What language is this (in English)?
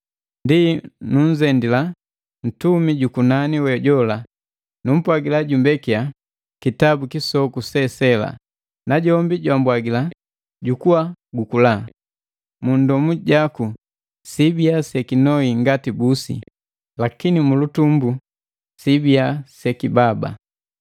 Matengo